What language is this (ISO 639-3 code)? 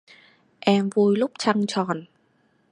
vie